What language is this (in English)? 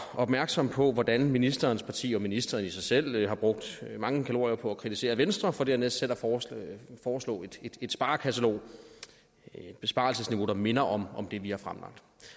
Danish